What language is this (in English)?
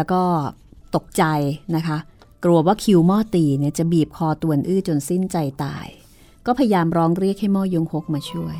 Thai